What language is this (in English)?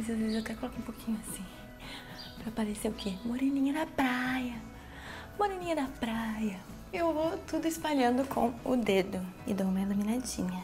Portuguese